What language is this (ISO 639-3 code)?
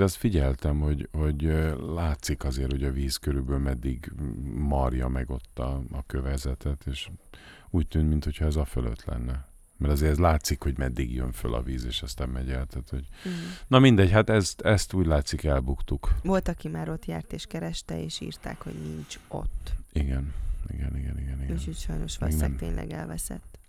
hun